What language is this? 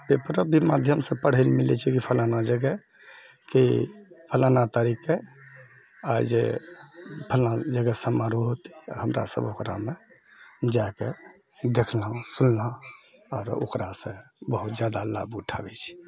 Maithili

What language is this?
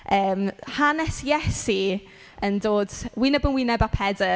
Welsh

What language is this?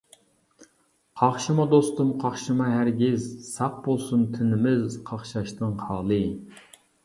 Uyghur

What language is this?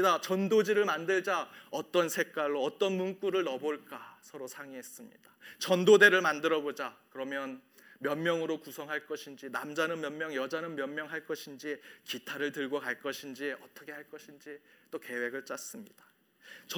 Korean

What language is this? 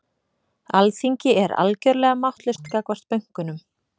Icelandic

